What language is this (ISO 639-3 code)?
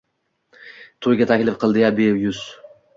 uzb